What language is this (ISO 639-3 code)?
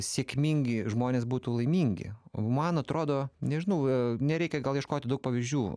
lit